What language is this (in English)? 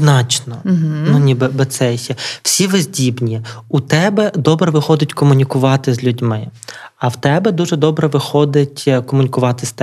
Ukrainian